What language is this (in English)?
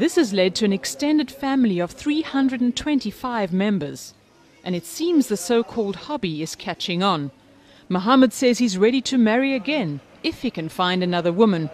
Persian